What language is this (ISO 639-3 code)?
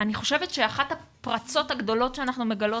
heb